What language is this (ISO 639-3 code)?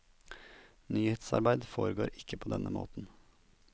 nor